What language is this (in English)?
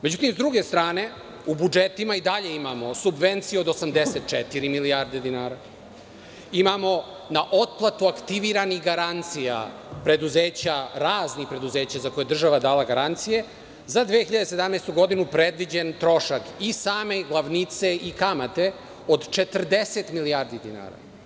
Serbian